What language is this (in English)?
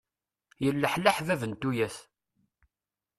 Kabyle